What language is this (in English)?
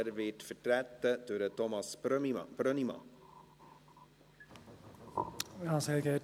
Swiss German